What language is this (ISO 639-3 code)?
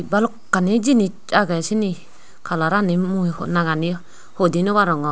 ccp